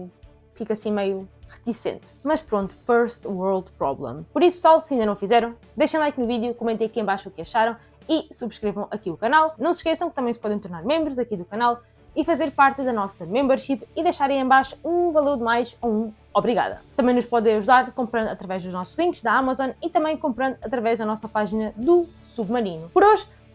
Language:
Portuguese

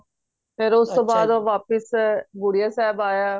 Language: Punjabi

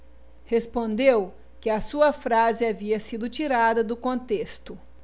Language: Portuguese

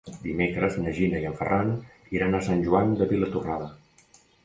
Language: Catalan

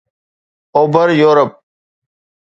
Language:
Sindhi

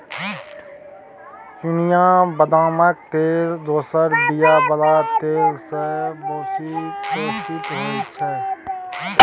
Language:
Maithili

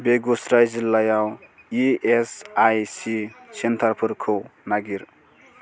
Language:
Bodo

